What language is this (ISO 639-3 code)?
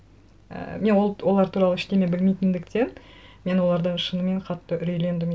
kaz